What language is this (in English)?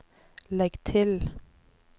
Norwegian